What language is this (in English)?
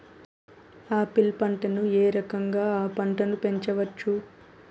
Telugu